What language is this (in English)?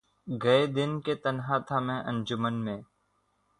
Urdu